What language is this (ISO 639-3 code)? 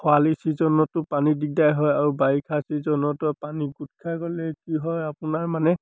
asm